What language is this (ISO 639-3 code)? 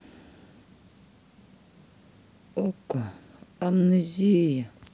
rus